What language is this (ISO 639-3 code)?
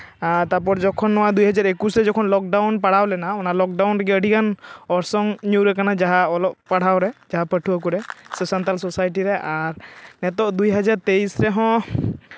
sat